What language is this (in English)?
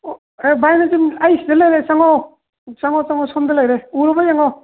Manipuri